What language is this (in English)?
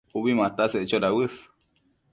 Matsés